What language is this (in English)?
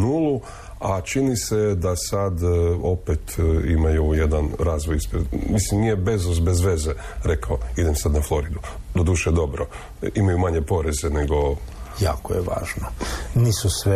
Croatian